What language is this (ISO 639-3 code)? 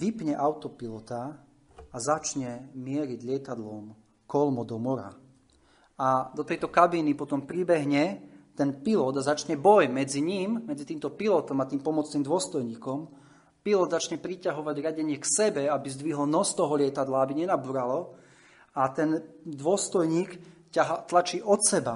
slk